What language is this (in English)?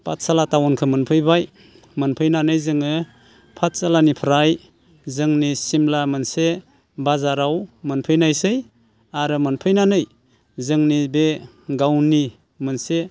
Bodo